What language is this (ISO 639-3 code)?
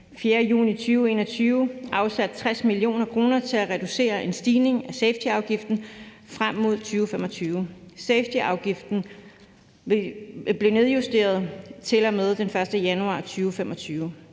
dan